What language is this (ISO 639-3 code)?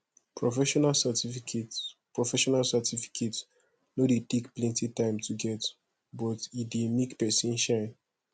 pcm